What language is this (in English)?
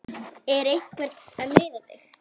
Icelandic